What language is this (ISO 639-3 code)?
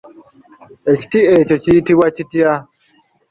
lug